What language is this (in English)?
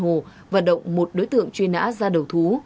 Vietnamese